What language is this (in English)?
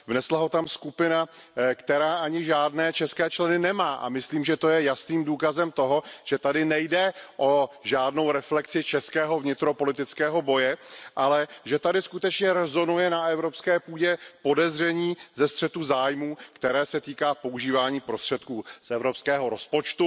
Czech